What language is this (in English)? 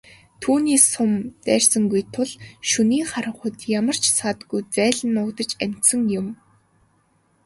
Mongolian